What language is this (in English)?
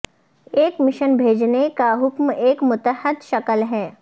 Urdu